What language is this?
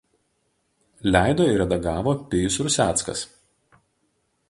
Lithuanian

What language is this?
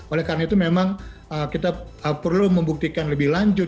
Indonesian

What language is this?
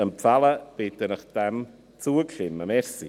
Swiss German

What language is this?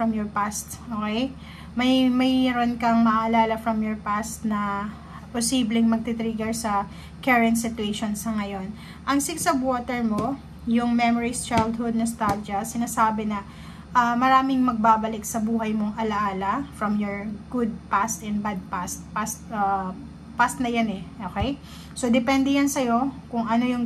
Filipino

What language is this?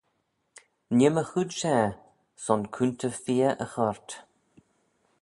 Manx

